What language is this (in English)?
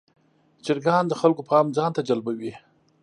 Pashto